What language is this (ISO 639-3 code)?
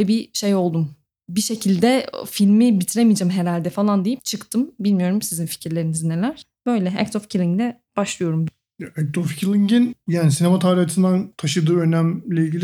tur